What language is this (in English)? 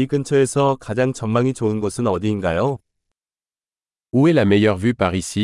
Korean